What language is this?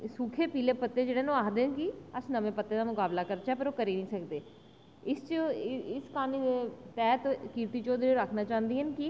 Dogri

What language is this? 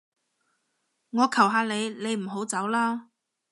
Cantonese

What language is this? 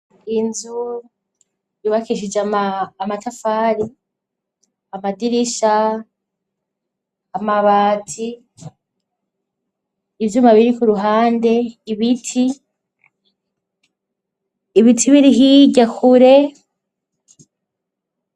Rundi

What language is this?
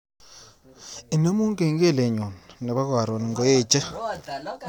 Kalenjin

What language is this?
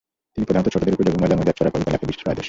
Bangla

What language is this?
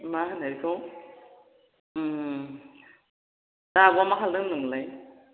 Bodo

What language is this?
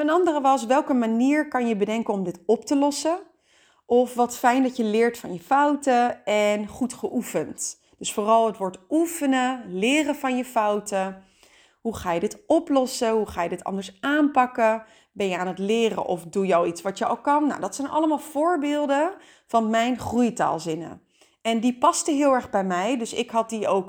Dutch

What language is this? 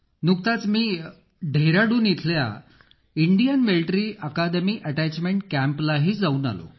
Marathi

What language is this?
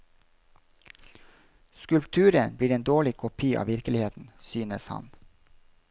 Norwegian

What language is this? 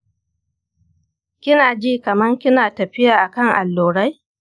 Hausa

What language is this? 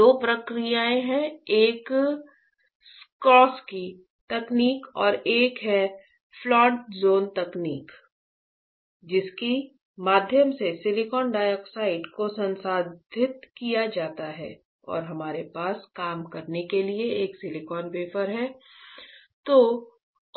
Hindi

